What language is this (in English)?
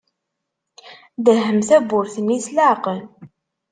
Kabyle